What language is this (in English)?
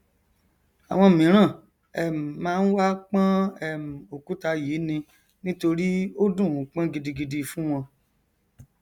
Yoruba